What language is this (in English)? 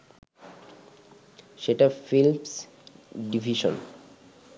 Bangla